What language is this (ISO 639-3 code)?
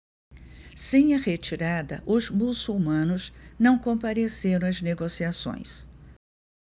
por